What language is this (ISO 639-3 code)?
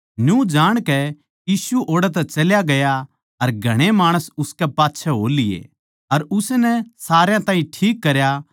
bgc